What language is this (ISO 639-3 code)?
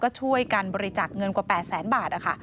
tha